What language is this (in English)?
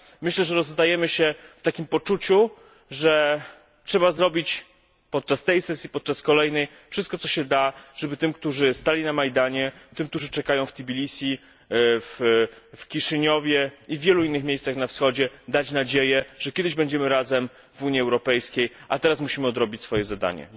Polish